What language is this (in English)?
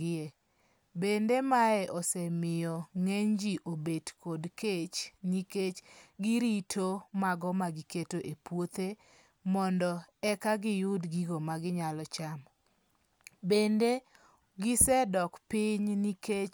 Luo (Kenya and Tanzania)